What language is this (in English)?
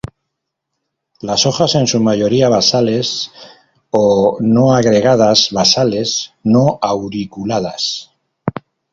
Spanish